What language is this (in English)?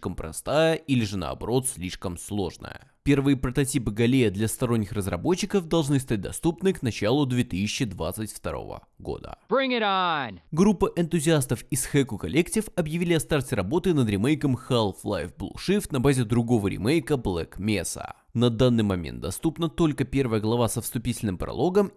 Russian